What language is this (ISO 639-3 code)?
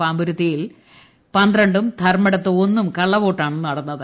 mal